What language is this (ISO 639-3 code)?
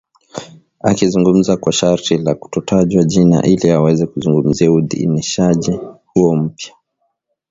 swa